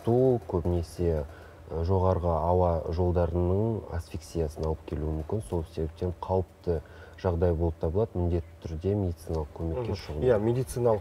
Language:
Russian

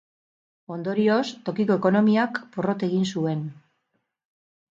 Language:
Basque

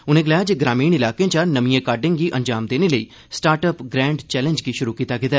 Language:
Dogri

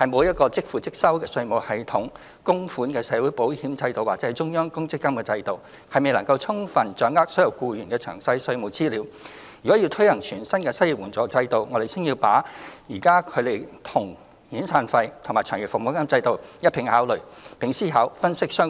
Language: Cantonese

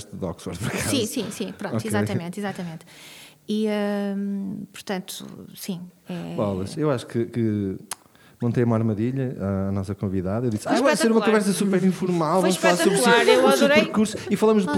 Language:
Portuguese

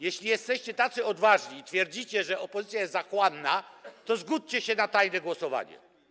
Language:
Polish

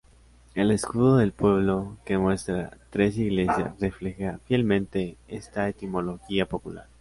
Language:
Spanish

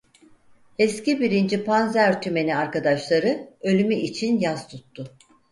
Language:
Turkish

